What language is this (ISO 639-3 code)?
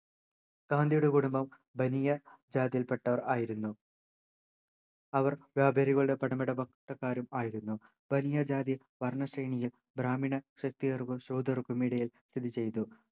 mal